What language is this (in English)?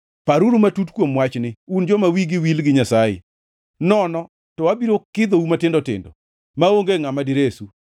Luo (Kenya and Tanzania)